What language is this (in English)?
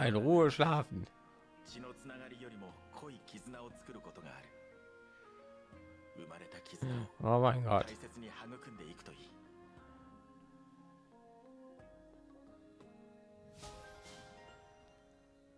German